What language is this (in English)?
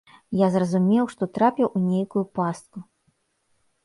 Belarusian